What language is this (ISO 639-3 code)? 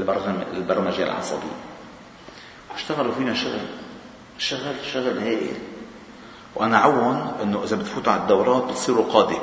ara